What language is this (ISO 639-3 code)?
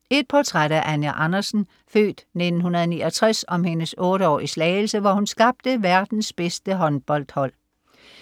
dan